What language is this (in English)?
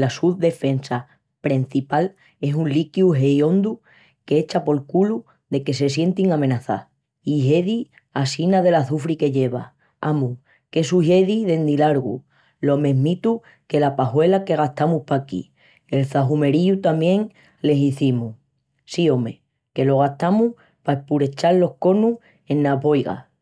Extremaduran